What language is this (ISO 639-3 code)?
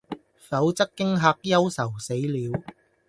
yue